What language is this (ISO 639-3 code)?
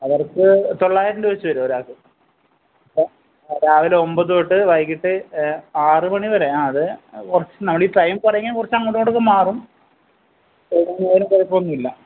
mal